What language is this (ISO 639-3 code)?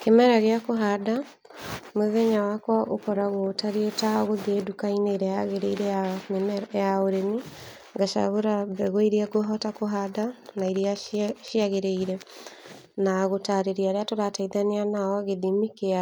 kik